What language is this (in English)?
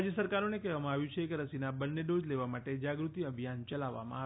Gujarati